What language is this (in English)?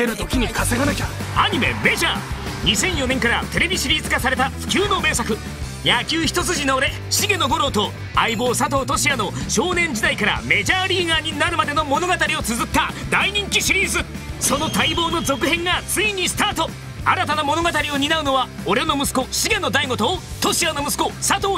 Japanese